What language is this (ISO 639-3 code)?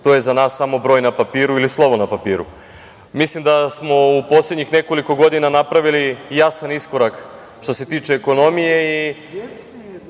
srp